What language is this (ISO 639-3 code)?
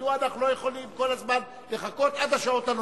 heb